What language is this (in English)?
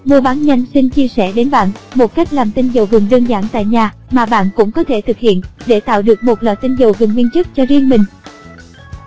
Vietnamese